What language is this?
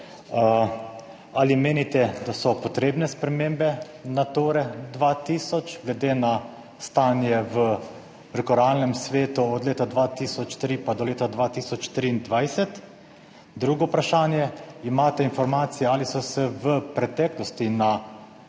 Slovenian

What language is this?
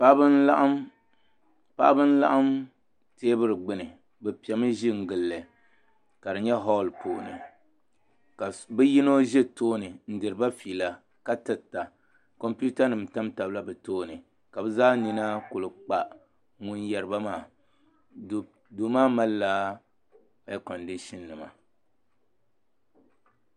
Dagbani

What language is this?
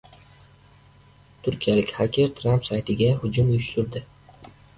Uzbek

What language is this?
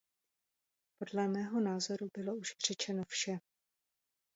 Czech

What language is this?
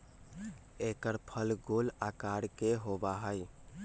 Magahi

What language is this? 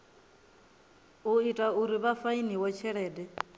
Venda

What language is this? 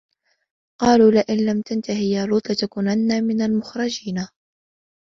Arabic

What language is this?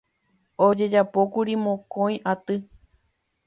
Guarani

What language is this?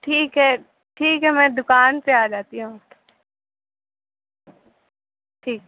Urdu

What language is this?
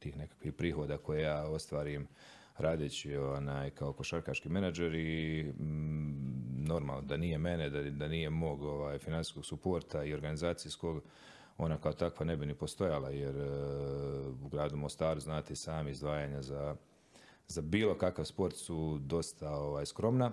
Croatian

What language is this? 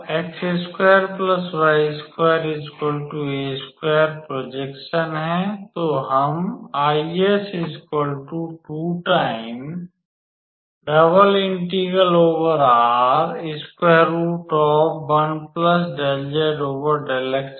Hindi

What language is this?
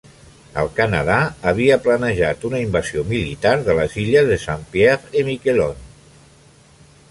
Catalan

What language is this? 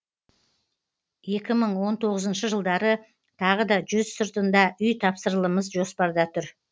Kazakh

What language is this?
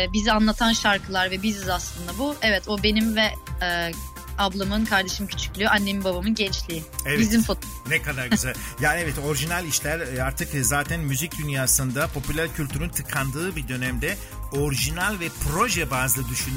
Turkish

